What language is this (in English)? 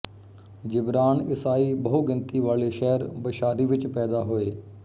Punjabi